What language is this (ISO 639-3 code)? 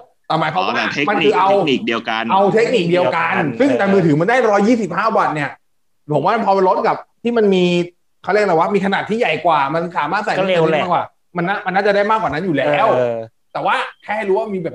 tha